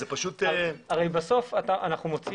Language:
Hebrew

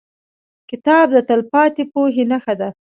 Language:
Pashto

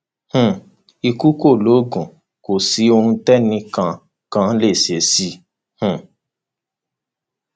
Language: Yoruba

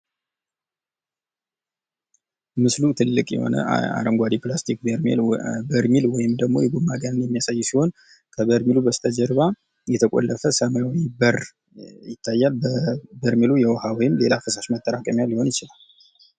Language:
Amharic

